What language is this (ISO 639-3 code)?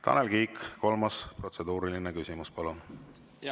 est